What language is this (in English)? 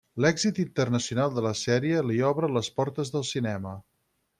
Catalan